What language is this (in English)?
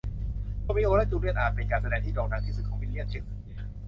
Thai